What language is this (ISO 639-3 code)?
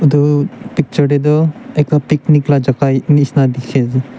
nag